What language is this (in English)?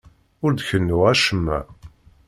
Kabyle